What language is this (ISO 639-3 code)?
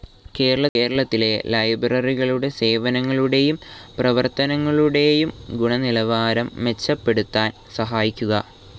mal